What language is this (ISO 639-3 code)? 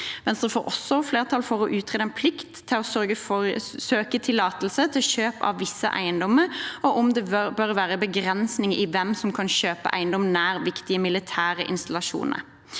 nor